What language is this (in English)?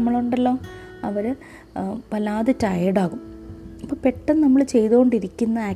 Malayalam